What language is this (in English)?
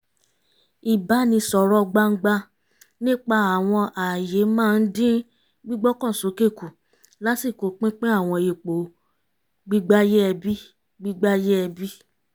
Yoruba